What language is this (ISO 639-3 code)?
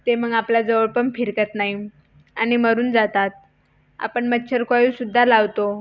mar